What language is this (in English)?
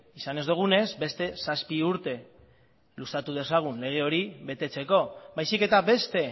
Basque